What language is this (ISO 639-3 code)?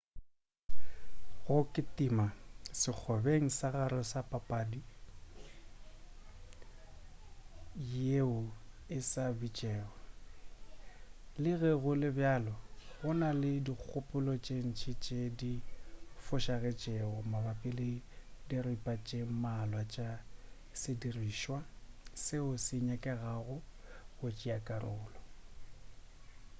nso